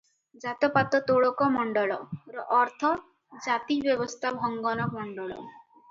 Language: Odia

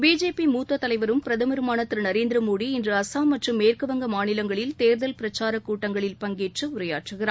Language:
Tamil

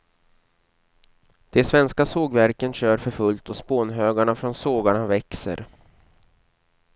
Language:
Swedish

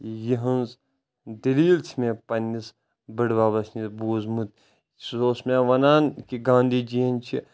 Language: Kashmiri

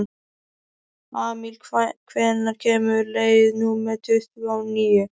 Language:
Icelandic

